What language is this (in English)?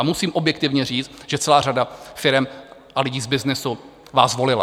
Czech